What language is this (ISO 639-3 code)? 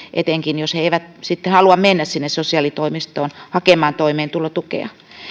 fin